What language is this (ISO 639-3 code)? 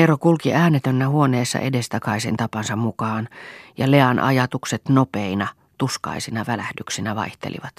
fin